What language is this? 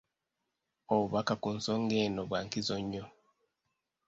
Ganda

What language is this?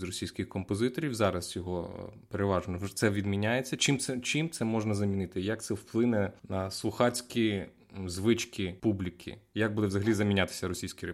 Ukrainian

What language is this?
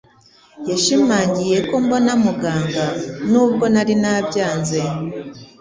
Kinyarwanda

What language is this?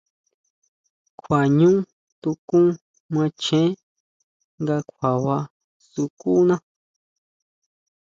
Huautla Mazatec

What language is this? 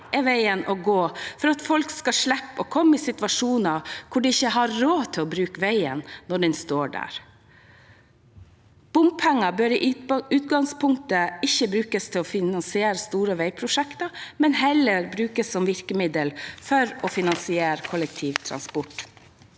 Norwegian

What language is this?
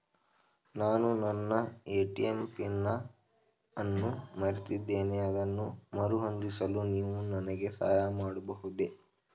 Kannada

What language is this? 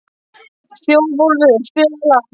Icelandic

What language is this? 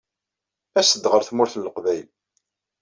Kabyle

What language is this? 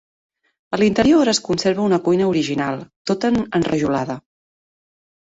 Catalan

